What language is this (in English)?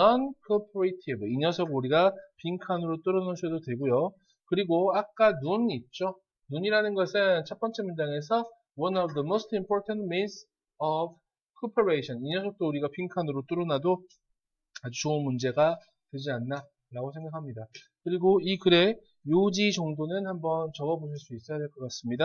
Korean